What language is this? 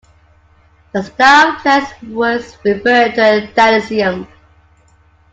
English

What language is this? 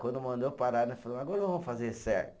Portuguese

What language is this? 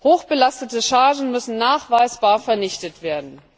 German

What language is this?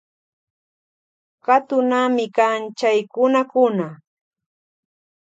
Loja Highland Quichua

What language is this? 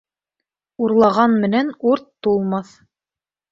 Bashkir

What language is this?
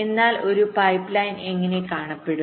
Malayalam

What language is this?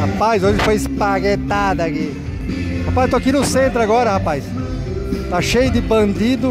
Portuguese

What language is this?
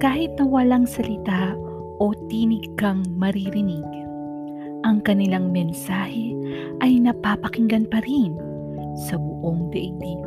Filipino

